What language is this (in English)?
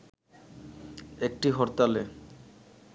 Bangla